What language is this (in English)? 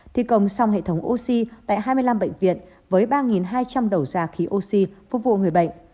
Vietnamese